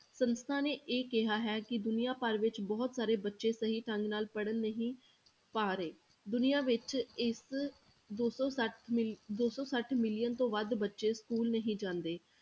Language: Punjabi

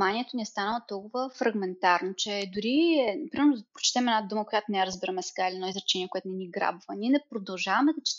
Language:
Bulgarian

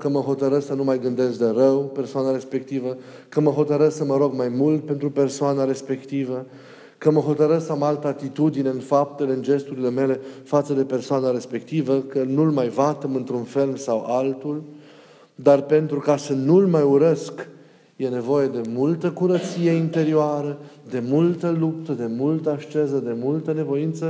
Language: Romanian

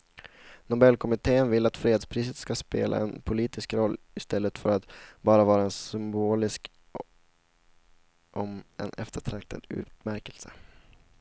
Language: Swedish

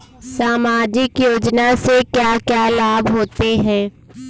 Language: Hindi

